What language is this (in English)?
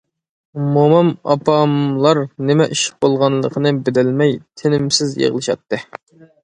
Uyghur